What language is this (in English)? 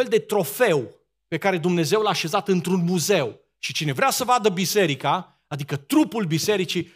Romanian